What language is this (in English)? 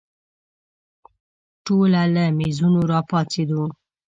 Pashto